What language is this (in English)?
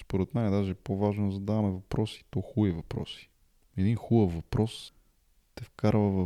Bulgarian